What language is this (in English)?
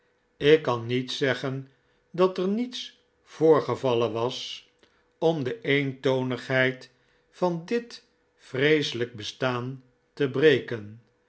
Dutch